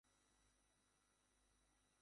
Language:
Bangla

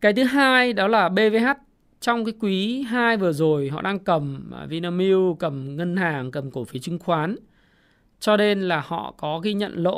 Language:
Vietnamese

